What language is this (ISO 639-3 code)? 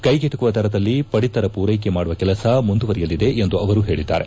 kan